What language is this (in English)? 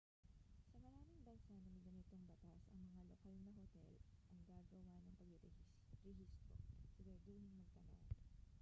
Filipino